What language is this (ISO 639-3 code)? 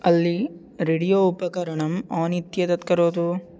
san